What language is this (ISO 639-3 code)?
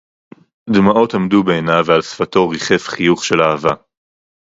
heb